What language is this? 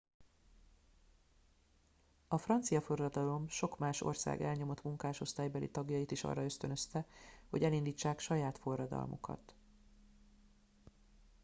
Hungarian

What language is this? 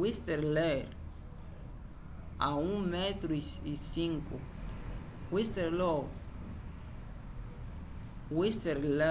Umbundu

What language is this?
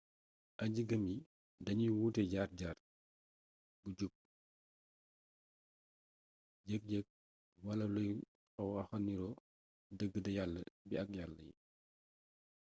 Wolof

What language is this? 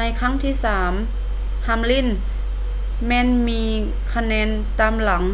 Lao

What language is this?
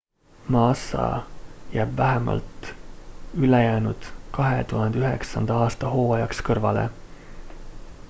Estonian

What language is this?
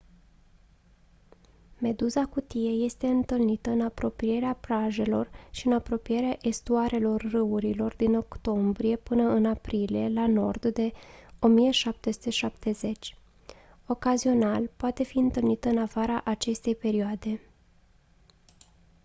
Romanian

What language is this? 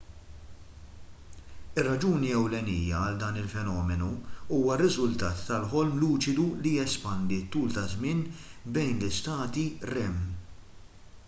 Maltese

